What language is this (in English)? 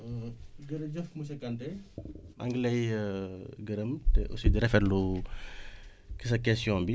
Wolof